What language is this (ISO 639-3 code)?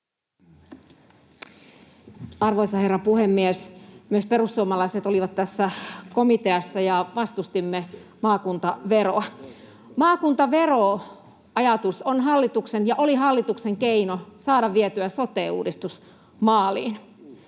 fin